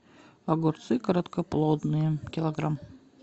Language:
Russian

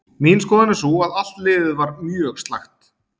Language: Icelandic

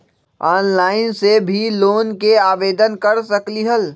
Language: Magahi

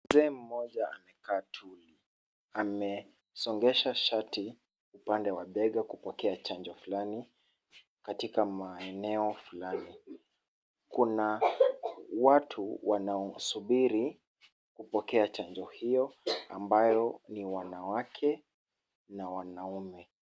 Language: Swahili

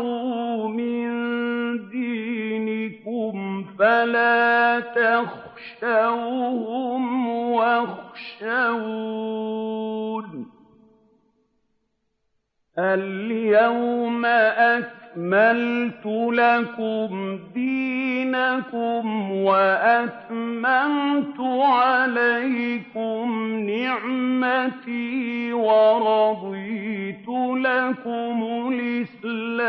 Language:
Arabic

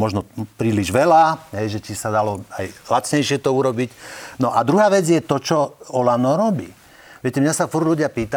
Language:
Slovak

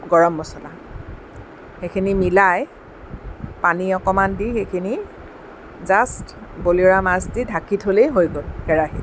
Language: Assamese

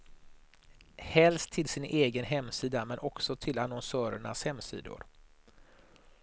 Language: Swedish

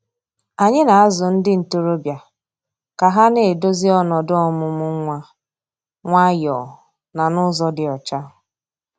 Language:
Igbo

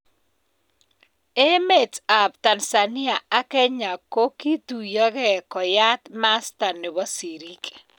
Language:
Kalenjin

